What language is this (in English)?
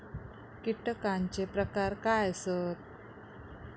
Marathi